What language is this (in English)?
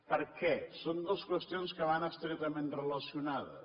Catalan